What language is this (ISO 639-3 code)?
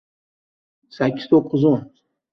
uzb